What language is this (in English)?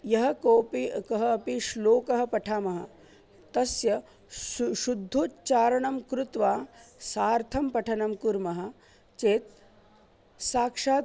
Sanskrit